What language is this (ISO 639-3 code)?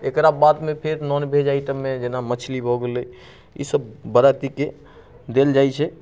mai